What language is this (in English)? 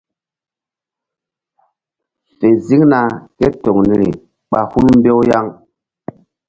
Mbum